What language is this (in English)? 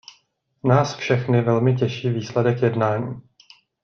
Czech